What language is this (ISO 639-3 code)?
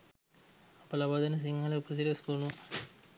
sin